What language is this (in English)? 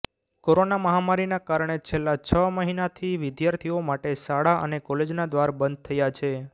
Gujarati